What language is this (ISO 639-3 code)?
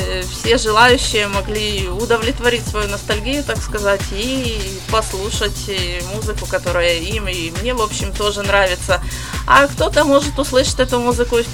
rus